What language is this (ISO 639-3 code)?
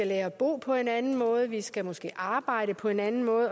dan